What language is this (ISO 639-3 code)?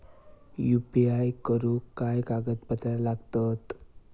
mar